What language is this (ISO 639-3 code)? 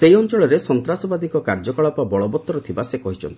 ori